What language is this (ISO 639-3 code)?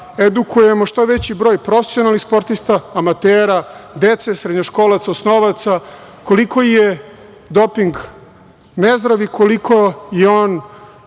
srp